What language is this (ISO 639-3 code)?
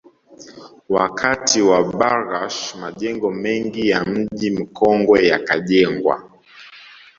swa